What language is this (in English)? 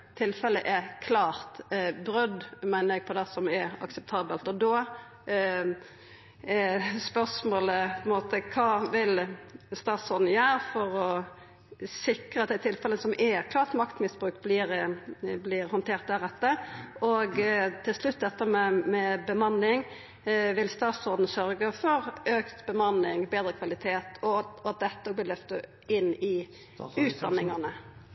Norwegian Nynorsk